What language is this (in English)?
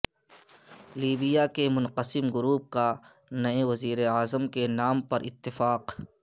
Urdu